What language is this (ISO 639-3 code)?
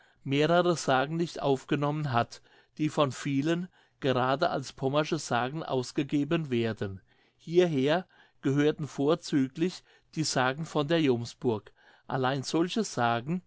deu